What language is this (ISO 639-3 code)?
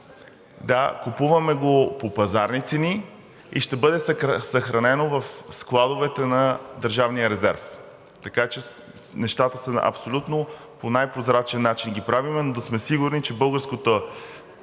bul